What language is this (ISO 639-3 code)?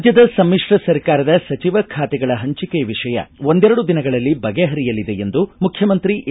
kan